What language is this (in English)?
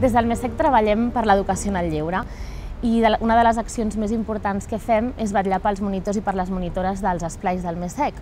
Spanish